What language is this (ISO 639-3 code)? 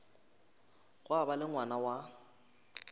nso